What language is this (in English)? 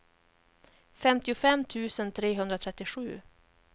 Swedish